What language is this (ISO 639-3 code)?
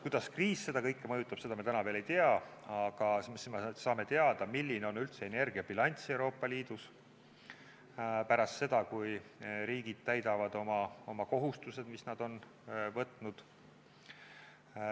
est